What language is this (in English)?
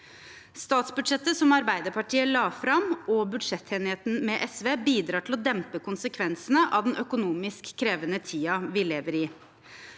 Norwegian